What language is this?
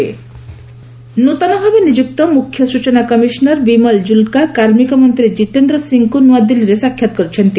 Odia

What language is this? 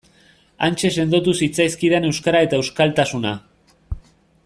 Basque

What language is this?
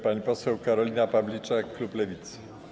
Polish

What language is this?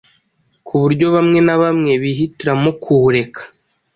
Kinyarwanda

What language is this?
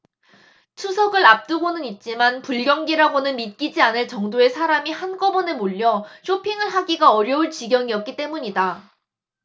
Korean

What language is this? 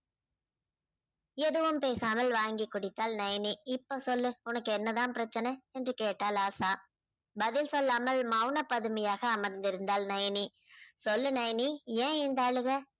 Tamil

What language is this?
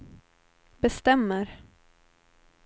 Swedish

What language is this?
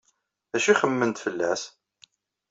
Kabyle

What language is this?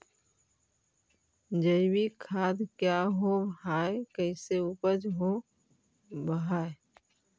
Magahi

